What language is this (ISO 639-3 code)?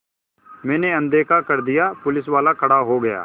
hin